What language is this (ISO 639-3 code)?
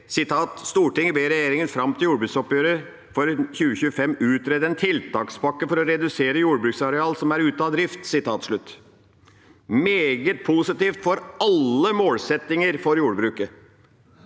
nor